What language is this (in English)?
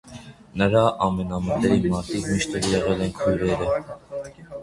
Armenian